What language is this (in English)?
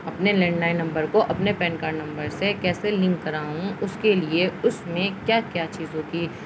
Urdu